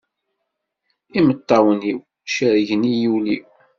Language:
Kabyle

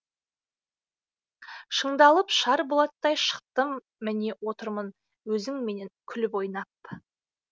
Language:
Kazakh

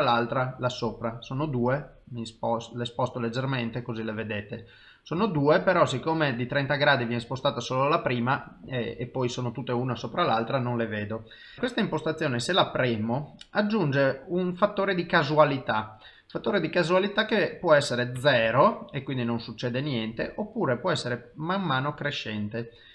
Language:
Italian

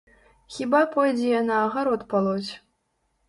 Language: Belarusian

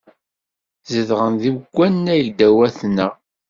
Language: Kabyle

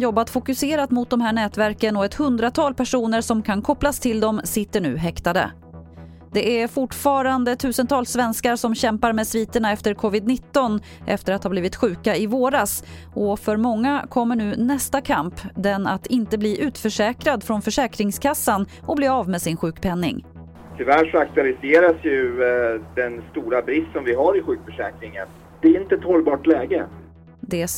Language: Swedish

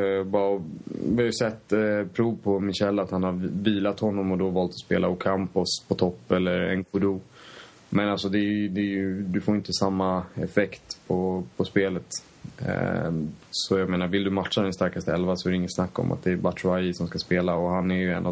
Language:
Swedish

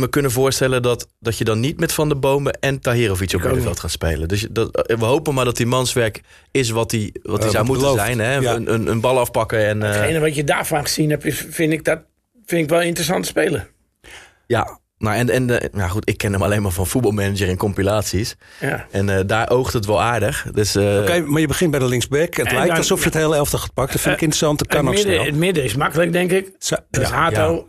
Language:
Dutch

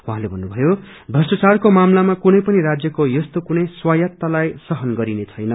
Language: Nepali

